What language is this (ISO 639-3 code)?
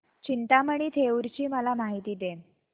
mar